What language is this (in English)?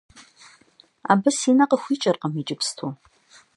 Kabardian